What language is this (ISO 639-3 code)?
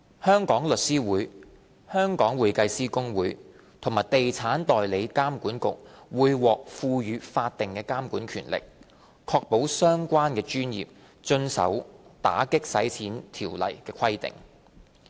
yue